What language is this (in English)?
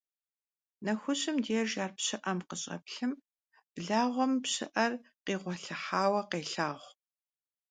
Kabardian